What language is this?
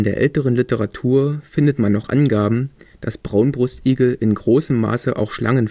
German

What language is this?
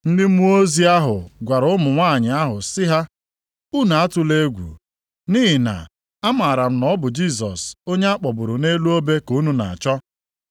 Igbo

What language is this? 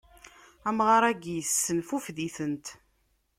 Kabyle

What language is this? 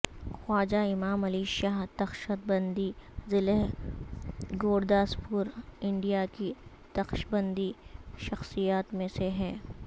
Urdu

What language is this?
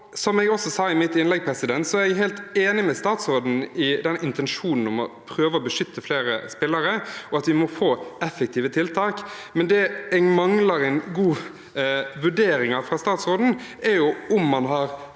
Norwegian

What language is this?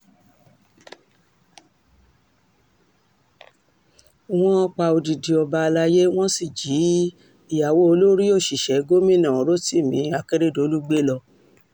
Yoruba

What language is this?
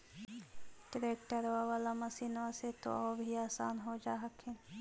Magahi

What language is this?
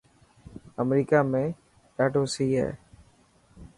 Dhatki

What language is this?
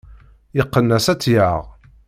Kabyle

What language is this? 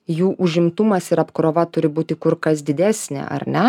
Lithuanian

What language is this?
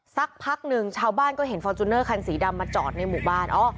Thai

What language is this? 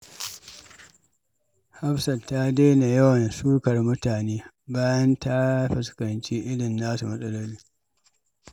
Hausa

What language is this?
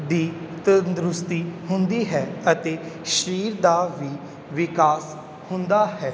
Punjabi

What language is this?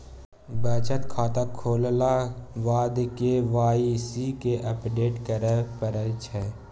Maithili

